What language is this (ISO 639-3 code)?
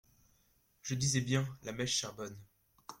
fra